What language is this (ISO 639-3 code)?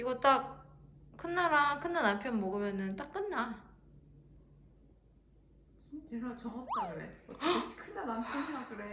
kor